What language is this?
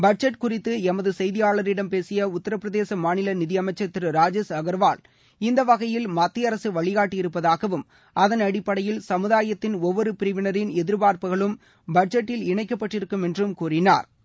Tamil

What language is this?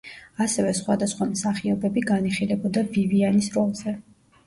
Georgian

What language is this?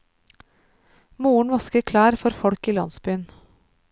Norwegian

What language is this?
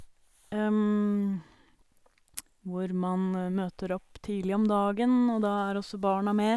Norwegian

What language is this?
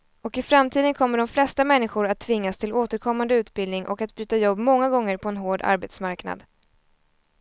Swedish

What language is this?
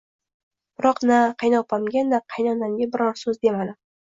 Uzbek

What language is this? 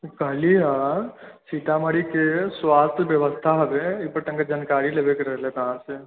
Maithili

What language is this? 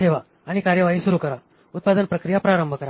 Marathi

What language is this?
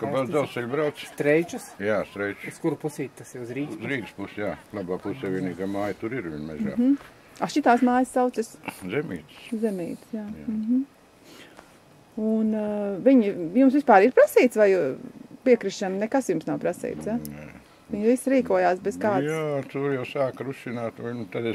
Latvian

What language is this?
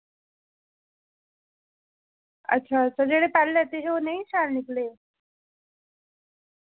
Dogri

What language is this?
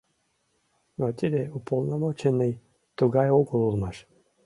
Mari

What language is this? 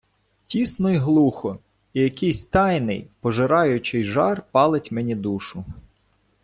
Ukrainian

